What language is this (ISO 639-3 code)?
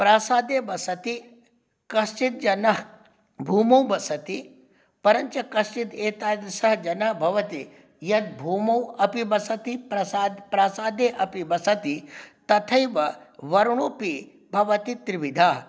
san